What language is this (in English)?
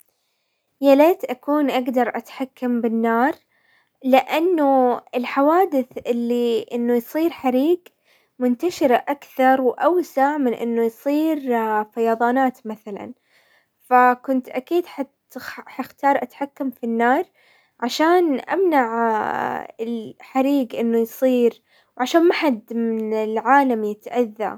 Hijazi Arabic